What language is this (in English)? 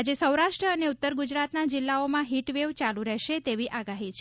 Gujarati